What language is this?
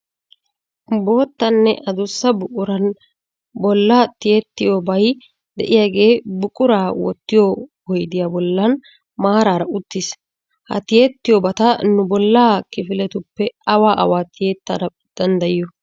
Wolaytta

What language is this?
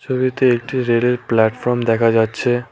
Bangla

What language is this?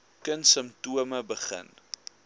Afrikaans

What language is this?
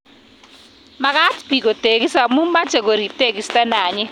Kalenjin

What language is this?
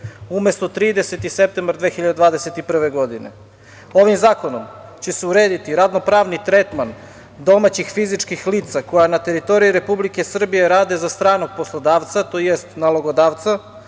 Serbian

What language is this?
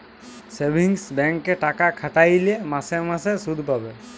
Bangla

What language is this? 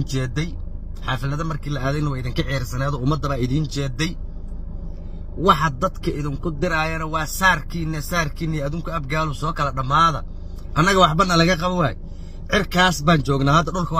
Arabic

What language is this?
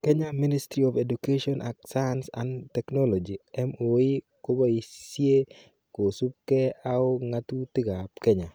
Kalenjin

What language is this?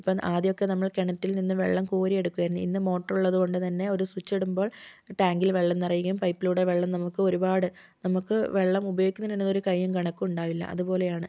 Malayalam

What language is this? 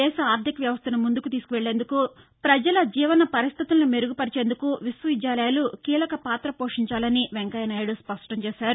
Telugu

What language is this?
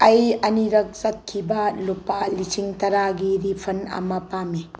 Manipuri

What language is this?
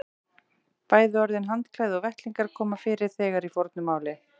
Icelandic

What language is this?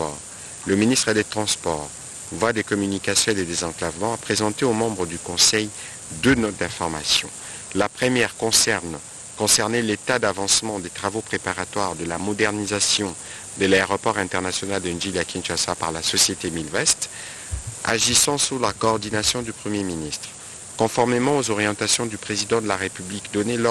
French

